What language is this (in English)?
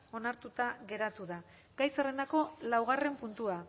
Basque